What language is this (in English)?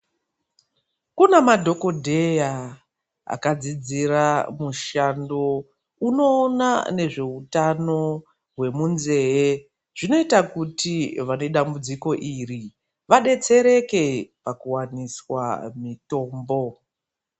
Ndau